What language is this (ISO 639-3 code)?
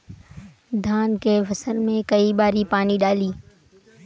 bho